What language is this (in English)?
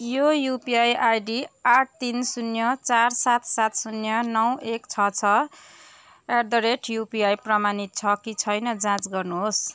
Nepali